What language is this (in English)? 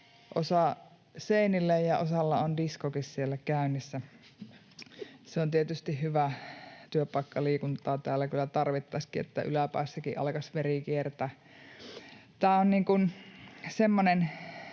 Finnish